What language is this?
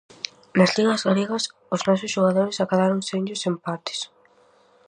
Galician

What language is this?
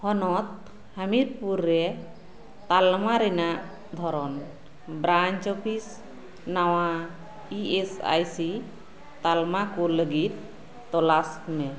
Santali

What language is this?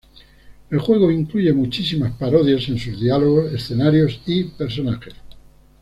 Spanish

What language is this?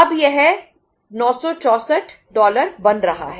Hindi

